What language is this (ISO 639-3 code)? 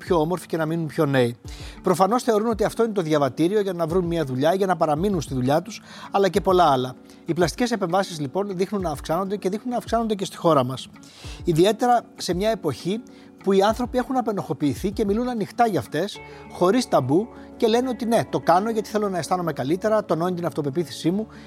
ell